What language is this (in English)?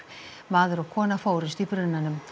Icelandic